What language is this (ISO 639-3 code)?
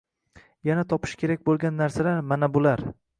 uzb